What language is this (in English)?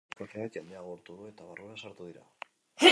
Basque